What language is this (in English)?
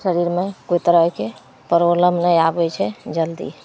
Maithili